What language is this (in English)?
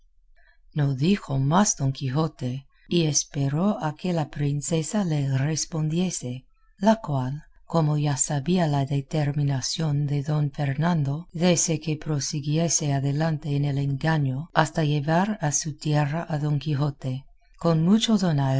Spanish